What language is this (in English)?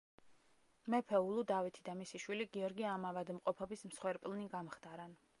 Georgian